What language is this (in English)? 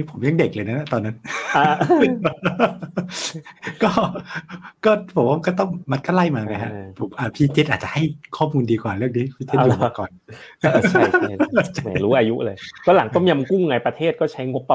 Thai